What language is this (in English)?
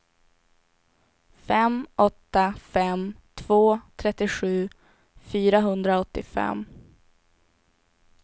Swedish